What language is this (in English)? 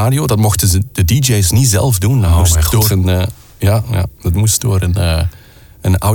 Dutch